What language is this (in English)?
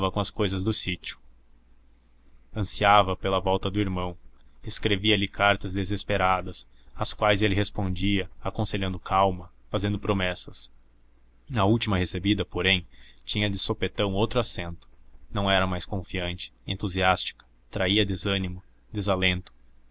Portuguese